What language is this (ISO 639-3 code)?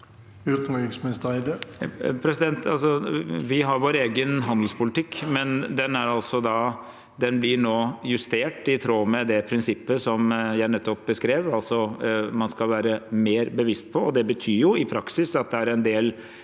nor